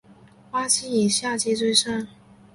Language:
Chinese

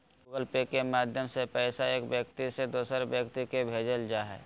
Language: Magahi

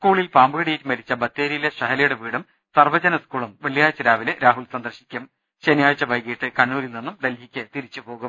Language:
Malayalam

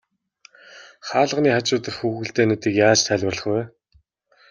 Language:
Mongolian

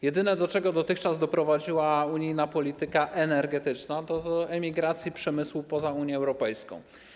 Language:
Polish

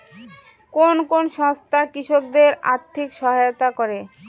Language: Bangla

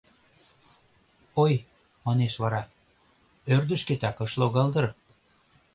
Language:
Mari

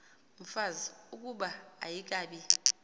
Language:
Xhosa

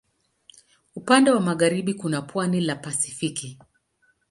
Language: Swahili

